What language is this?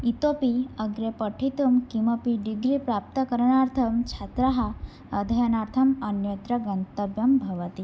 Sanskrit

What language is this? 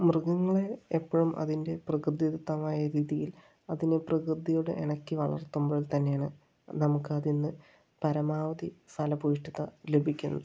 Malayalam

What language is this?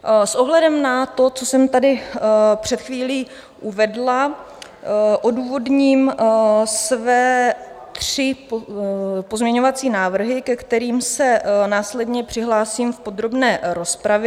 Czech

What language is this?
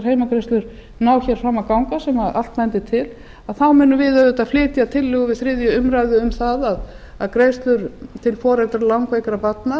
Icelandic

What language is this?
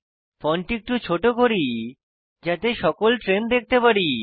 Bangla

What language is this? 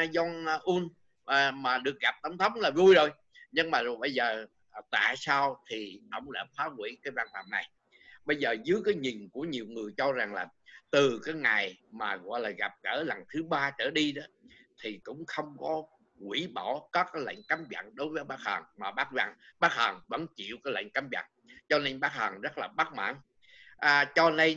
Vietnamese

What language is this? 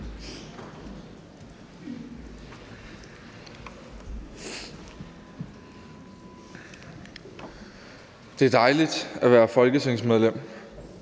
Danish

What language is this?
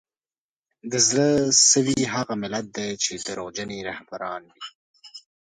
Pashto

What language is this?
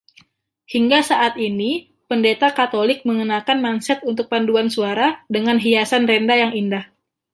Indonesian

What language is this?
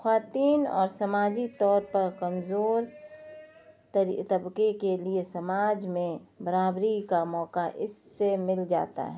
Urdu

